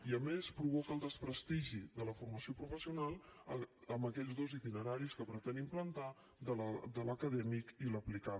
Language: Catalan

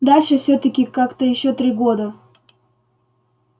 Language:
Russian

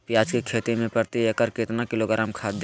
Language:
Magahi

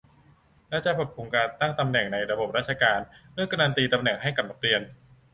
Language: Thai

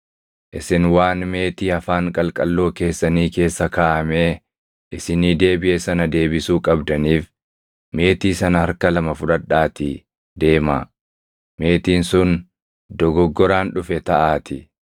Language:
Oromo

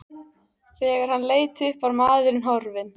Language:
Icelandic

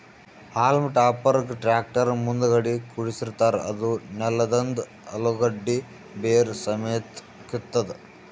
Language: Kannada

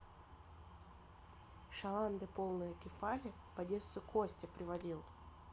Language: Russian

